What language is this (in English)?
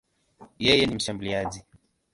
Swahili